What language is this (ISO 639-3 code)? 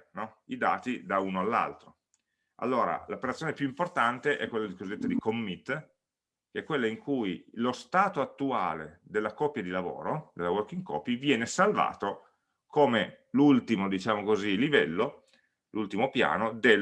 ita